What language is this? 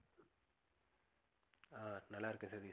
Tamil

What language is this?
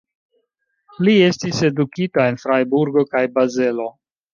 Esperanto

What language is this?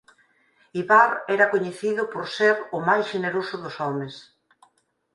Galician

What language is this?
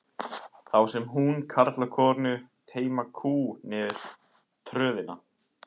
Icelandic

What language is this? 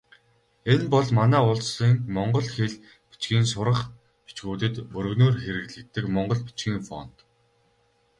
Mongolian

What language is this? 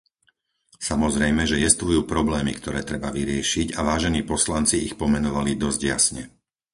Slovak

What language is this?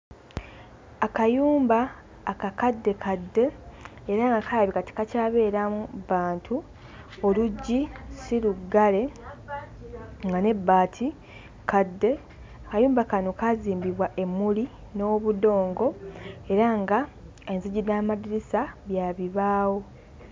Ganda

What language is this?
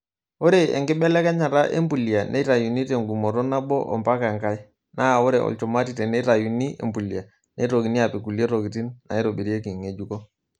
Masai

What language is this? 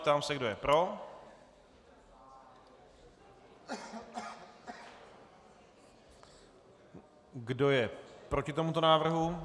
Czech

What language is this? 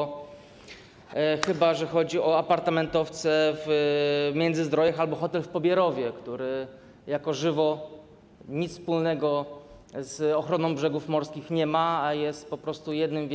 Polish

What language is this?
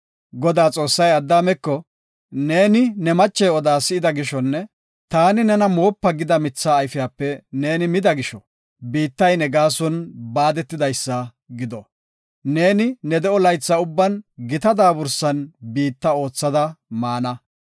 Gofa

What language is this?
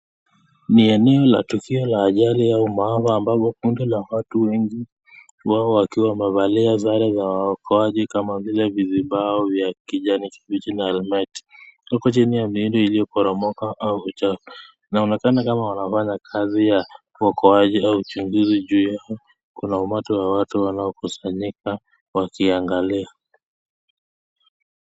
Swahili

